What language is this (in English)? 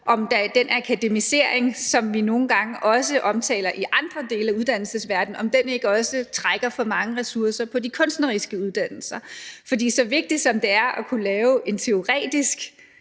Danish